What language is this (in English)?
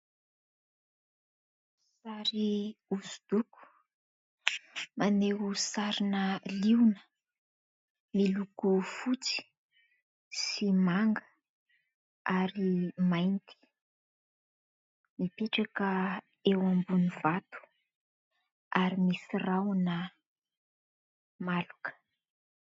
Malagasy